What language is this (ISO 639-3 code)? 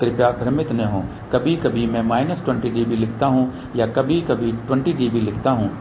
hin